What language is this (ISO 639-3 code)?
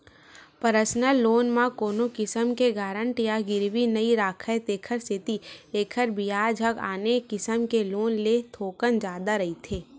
hne